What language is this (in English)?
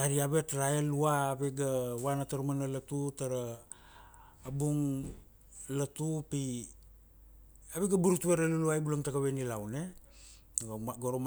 Kuanua